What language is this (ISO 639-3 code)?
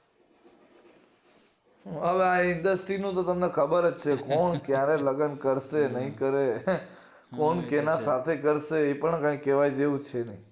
guj